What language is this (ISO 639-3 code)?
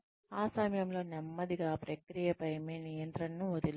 tel